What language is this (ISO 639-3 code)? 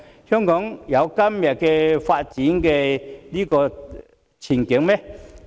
yue